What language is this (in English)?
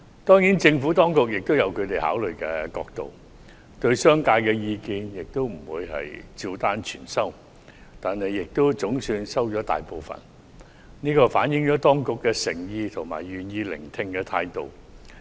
Cantonese